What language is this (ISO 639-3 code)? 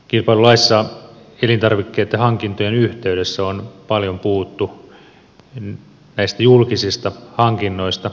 fin